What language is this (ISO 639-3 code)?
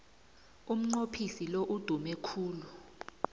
nbl